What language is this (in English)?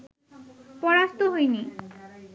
Bangla